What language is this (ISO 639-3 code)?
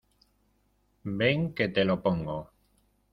spa